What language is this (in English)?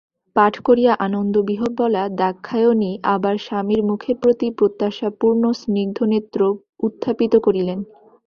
Bangla